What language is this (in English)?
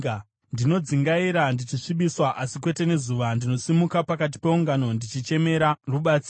Shona